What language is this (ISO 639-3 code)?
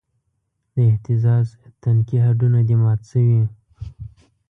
pus